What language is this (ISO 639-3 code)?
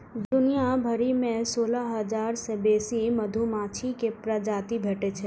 mai